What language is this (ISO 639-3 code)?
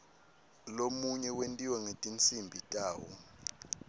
ssw